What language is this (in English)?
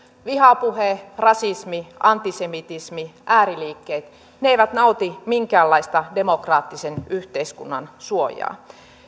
Finnish